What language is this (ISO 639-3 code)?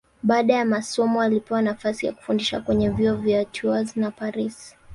swa